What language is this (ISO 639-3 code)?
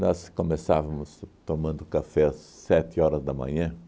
por